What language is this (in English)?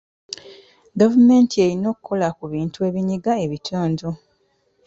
Ganda